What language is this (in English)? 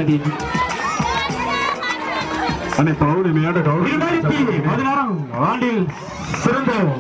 Arabic